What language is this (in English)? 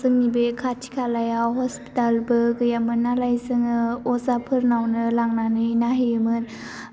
Bodo